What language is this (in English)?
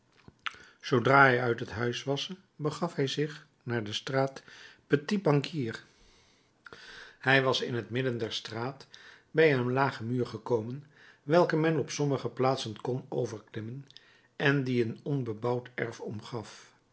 Dutch